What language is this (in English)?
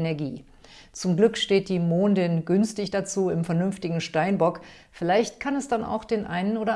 German